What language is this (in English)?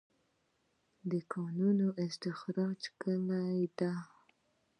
Pashto